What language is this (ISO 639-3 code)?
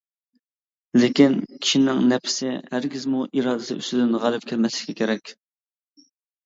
uig